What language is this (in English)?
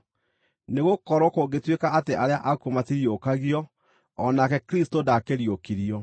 Kikuyu